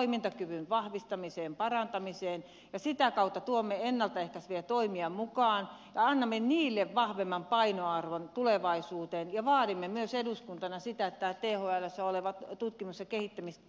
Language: Finnish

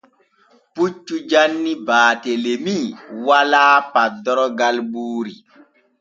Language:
Borgu Fulfulde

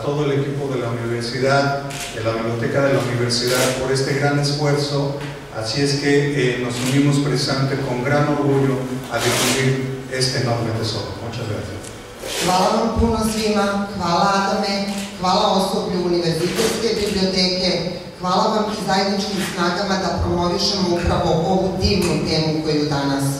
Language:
Spanish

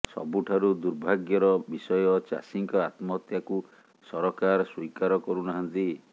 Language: Odia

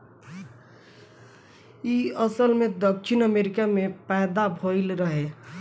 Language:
Bhojpuri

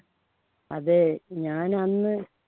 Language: Malayalam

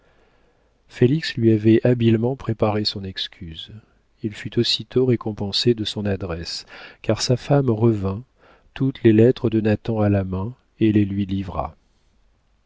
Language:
French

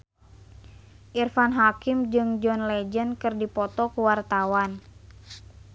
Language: Sundanese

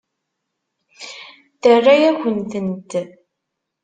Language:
Kabyle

